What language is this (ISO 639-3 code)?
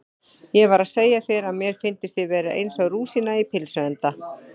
isl